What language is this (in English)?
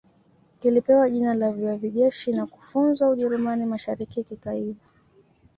Swahili